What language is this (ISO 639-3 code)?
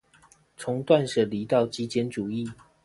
zho